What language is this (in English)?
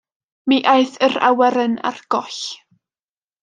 Welsh